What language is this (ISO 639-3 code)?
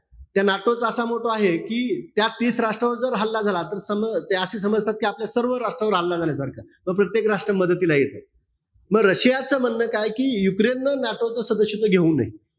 mar